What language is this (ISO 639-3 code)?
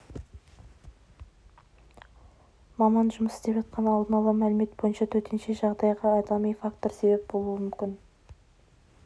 kaz